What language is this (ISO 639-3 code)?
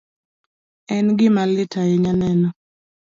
luo